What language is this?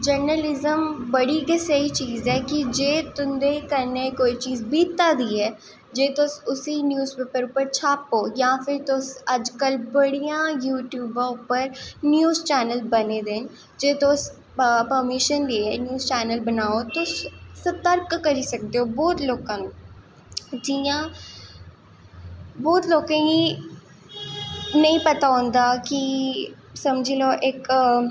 Dogri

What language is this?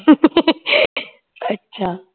Punjabi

